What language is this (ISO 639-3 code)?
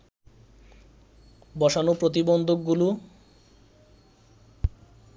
ben